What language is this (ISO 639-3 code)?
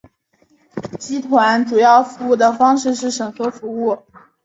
zho